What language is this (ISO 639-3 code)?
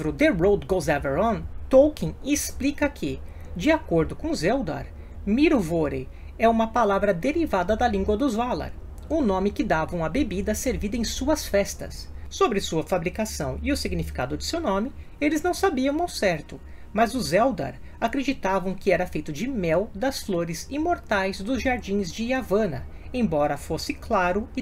por